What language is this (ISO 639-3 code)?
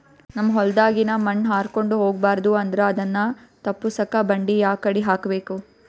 kan